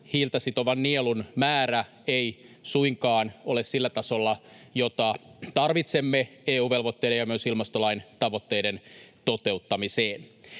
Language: Finnish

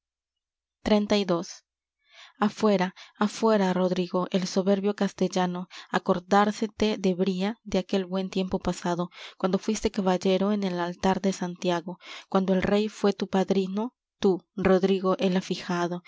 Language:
Spanish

